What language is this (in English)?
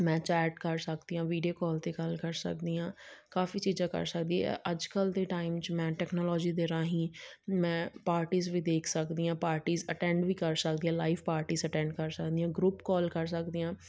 Punjabi